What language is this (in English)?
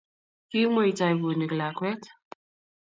Kalenjin